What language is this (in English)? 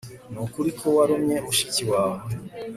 Kinyarwanda